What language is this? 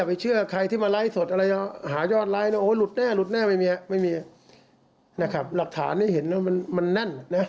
Thai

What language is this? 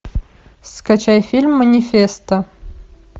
Russian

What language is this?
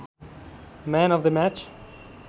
Nepali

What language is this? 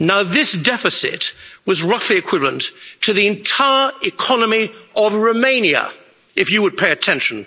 English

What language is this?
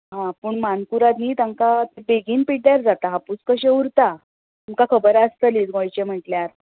Konkani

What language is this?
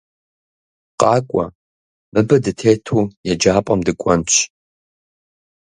Kabardian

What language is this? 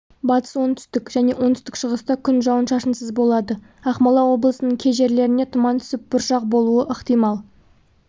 Kazakh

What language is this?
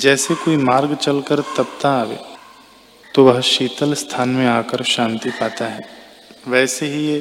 Hindi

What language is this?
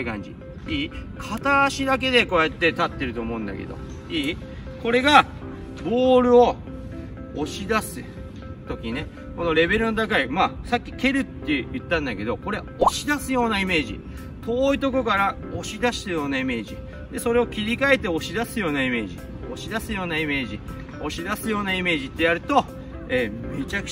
Japanese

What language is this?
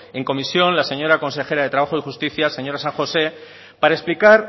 Spanish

